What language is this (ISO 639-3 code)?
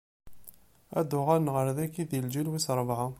kab